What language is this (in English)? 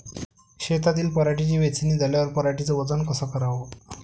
Marathi